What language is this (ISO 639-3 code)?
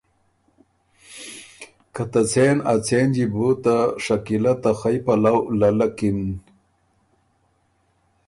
oru